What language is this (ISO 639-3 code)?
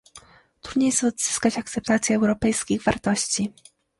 pol